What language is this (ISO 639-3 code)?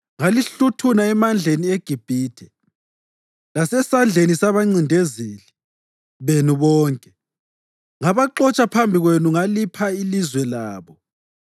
nde